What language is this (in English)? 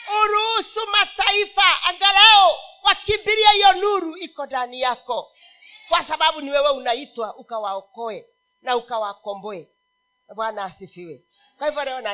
Swahili